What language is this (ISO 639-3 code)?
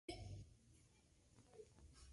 spa